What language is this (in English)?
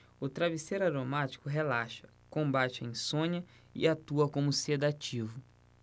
Portuguese